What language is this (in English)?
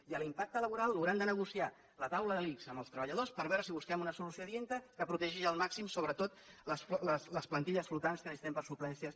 Catalan